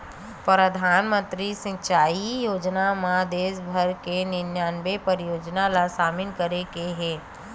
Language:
Chhattisgarhi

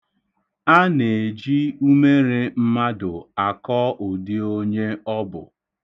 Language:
Igbo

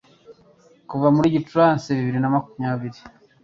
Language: Kinyarwanda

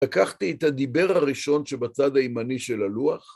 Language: Hebrew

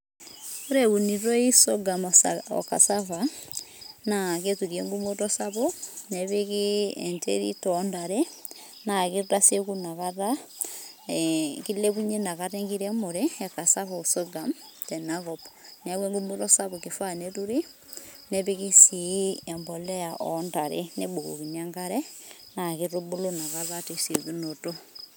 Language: Masai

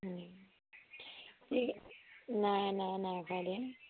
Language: Assamese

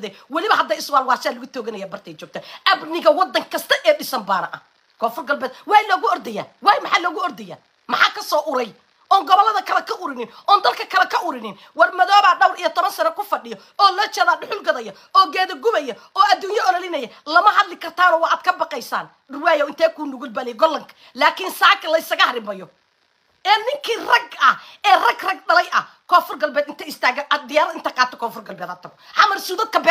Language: Arabic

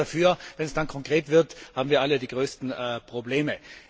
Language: German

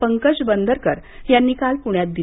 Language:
Marathi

